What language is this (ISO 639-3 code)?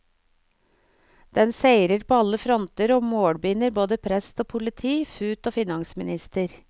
nor